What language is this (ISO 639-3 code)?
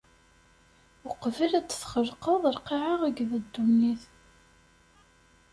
kab